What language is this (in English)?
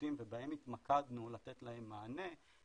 Hebrew